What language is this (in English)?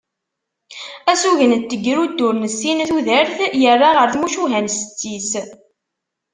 Kabyle